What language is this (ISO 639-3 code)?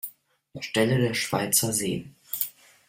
deu